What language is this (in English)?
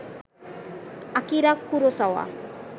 Bangla